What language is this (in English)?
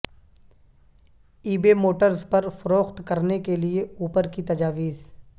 Urdu